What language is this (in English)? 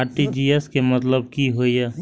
Maithili